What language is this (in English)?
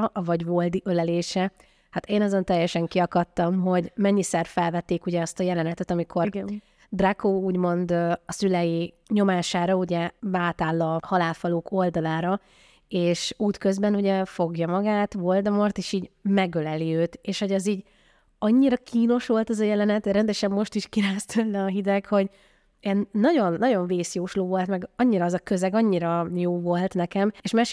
Hungarian